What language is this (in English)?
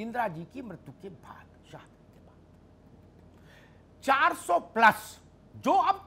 Hindi